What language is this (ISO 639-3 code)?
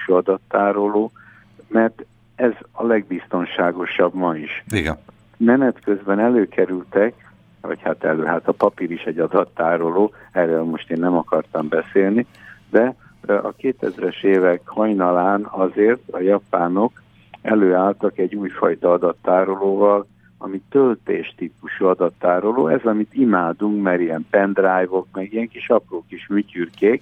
hun